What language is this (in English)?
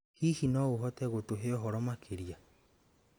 Kikuyu